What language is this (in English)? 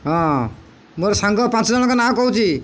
Odia